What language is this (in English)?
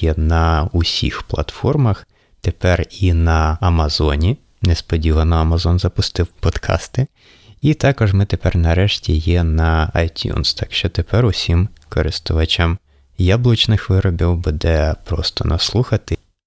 Ukrainian